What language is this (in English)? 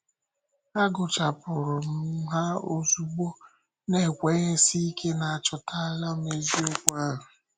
Igbo